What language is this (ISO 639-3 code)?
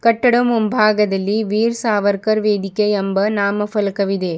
kan